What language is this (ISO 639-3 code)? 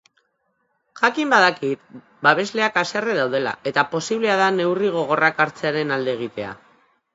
eus